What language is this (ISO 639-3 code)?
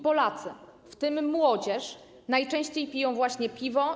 pol